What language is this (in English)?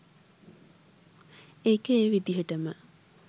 Sinhala